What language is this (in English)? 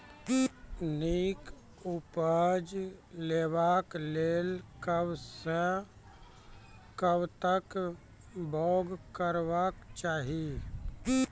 Maithili